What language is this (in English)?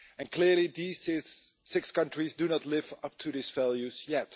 English